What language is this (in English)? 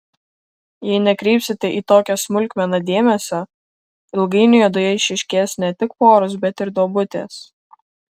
Lithuanian